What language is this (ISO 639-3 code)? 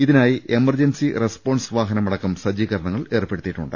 mal